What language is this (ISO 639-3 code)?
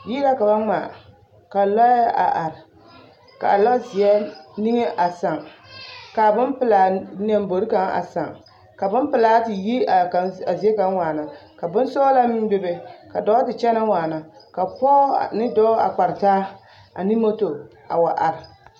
dga